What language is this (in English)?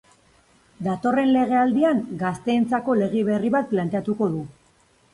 Basque